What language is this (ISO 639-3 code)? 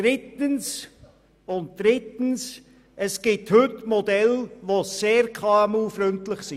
gsw